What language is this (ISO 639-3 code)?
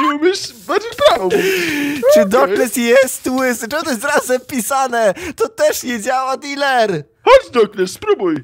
pol